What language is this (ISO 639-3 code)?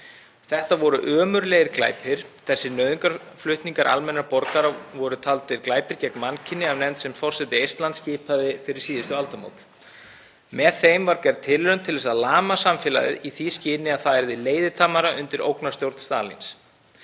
isl